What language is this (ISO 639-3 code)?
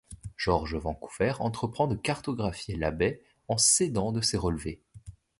fra